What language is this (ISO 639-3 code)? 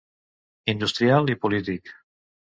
cat